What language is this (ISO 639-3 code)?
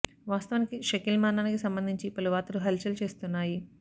tel